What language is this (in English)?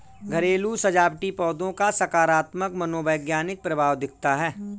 Hindi